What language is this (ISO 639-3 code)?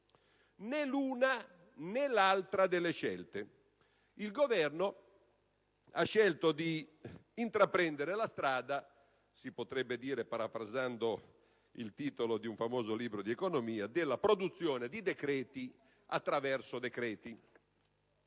ita